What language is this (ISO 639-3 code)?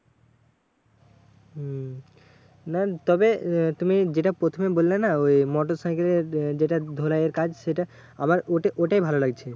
ben